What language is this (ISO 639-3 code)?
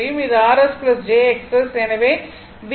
tam